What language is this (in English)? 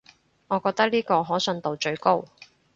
Cantonese